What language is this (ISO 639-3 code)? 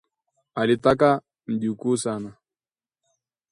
swa